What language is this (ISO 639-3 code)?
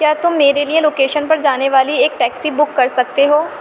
urd